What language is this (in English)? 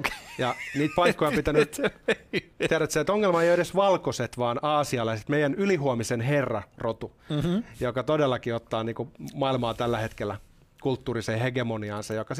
Finnish